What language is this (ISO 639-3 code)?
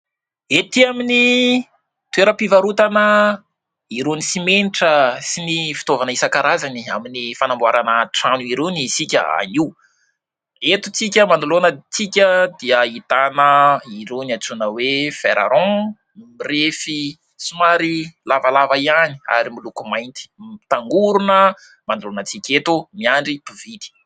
mlg